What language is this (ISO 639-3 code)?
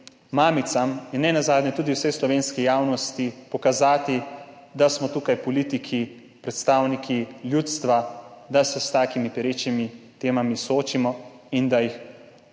slv